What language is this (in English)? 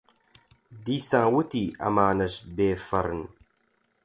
Central Kurdish